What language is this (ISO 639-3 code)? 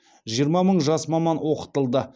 kaz